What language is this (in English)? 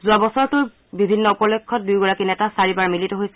Assamese